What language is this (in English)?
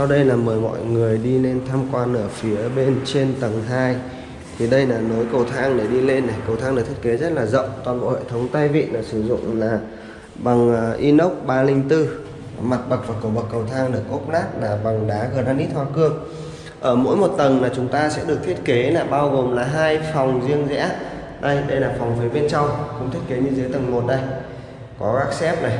Vietnamese